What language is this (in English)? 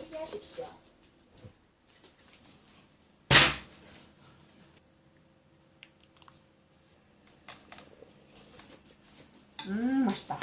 Korean